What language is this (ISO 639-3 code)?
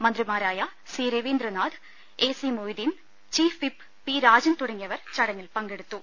mal